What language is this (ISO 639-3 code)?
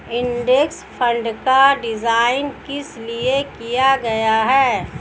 hin